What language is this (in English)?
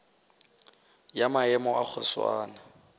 Northern Sotho